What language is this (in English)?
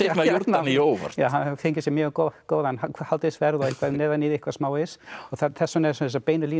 Icelandic